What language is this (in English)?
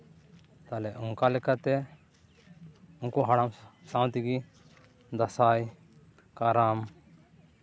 Santali